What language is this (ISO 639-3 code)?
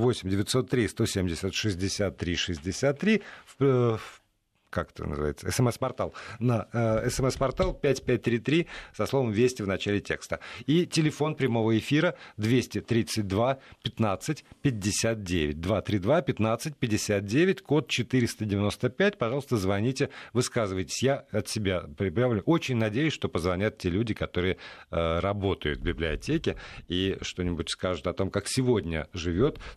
rus